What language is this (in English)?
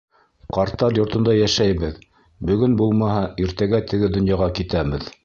Bashkir